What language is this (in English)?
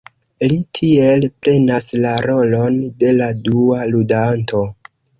Esperanto